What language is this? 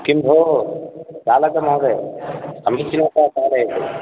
Sanskrit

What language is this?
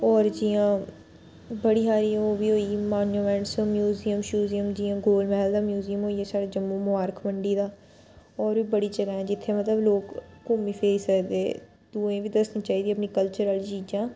Dogri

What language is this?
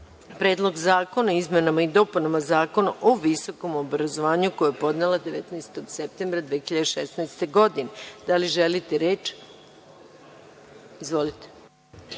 Serbian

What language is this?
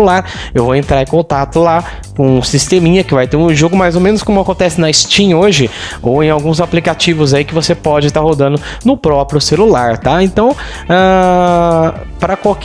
Portuguese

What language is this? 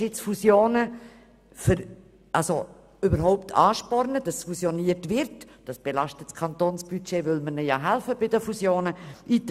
Swiss German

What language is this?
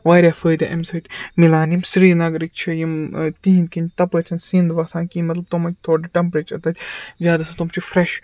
Kashmiri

